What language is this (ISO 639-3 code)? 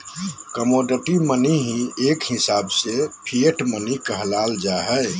mag